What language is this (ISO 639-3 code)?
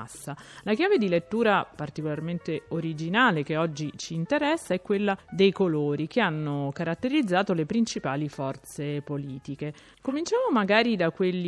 ita